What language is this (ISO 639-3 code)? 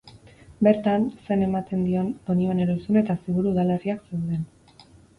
eus